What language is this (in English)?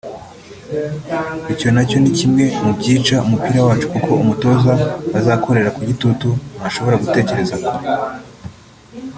Kinyarwanda